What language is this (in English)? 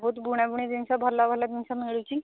Odia